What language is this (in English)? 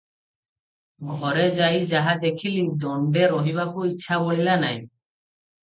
Odia